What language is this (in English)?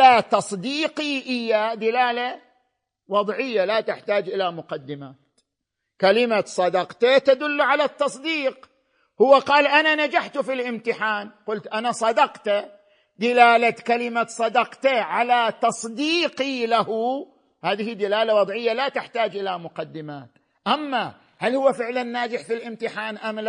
Arabic